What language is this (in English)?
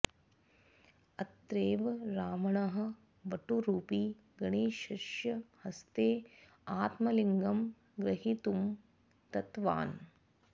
Sanskrit